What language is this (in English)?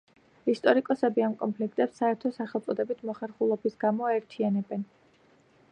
Georgian